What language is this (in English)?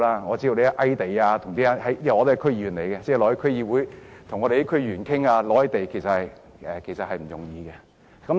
Cantonese